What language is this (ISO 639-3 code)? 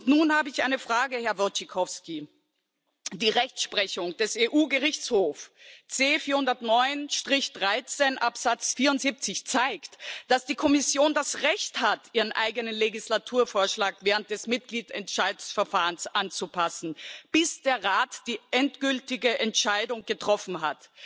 deu